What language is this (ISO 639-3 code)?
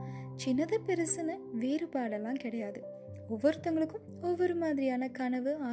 tam